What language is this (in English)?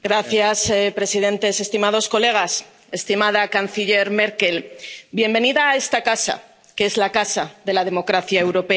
Spanish